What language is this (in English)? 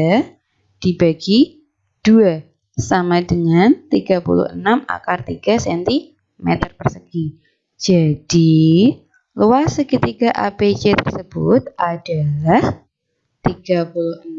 Indonesian